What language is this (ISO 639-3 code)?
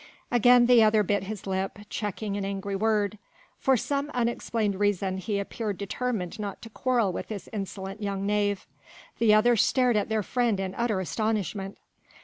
eng